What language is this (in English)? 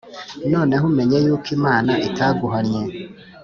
Kinyarwanda